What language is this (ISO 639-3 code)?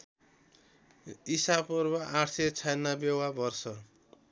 nep